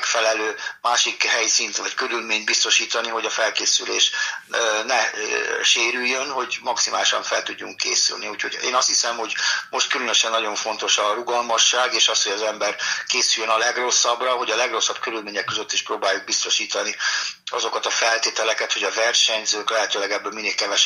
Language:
Hungarian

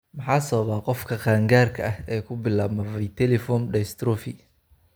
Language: Somali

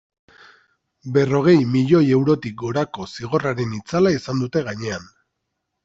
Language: Basque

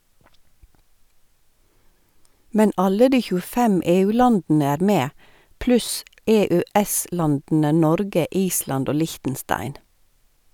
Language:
Norwegian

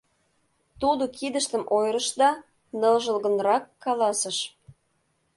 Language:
Mari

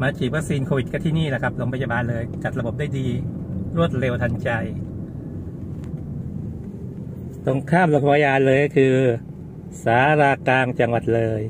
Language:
Thai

